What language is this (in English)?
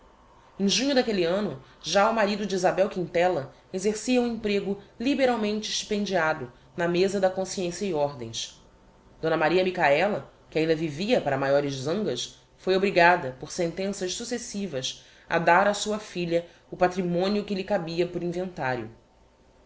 Portuguese